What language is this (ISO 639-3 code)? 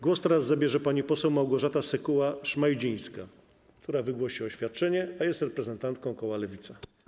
pol